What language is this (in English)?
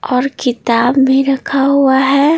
Hindi